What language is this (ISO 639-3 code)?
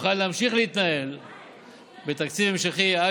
heb